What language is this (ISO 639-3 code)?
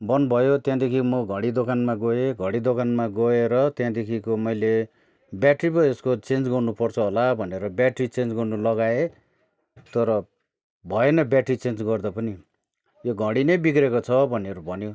nep